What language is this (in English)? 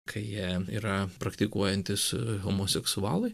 Lithuanian